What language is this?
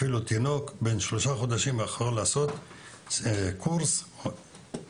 Hebrew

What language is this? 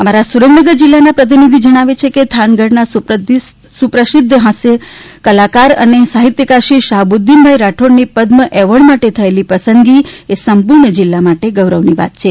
Gujarati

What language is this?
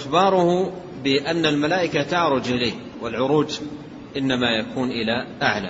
Arabic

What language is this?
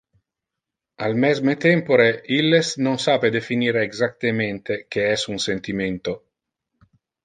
Interlingua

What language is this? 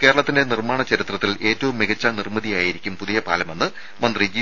Malayalam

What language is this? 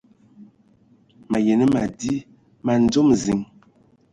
Ewondo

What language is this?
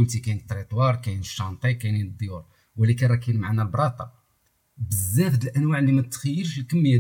Arabic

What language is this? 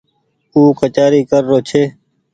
Goaria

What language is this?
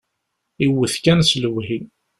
Kabyle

